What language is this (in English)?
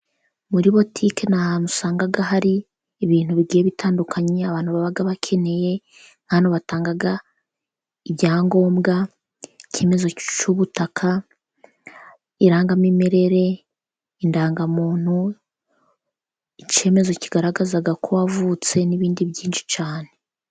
Kinyarwanda